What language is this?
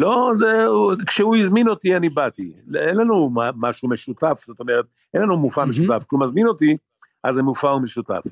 Hebrew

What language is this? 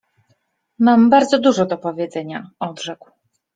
Polish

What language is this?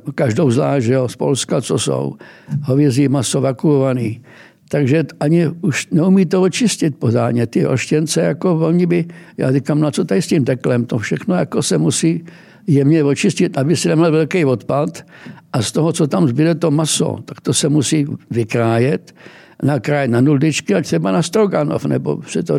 Czech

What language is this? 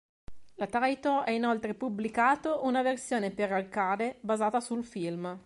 Italian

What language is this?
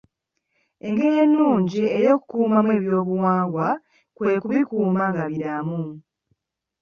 Ganda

